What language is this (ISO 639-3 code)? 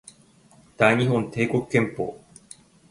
jpn